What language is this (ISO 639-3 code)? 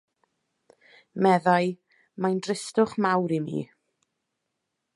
cym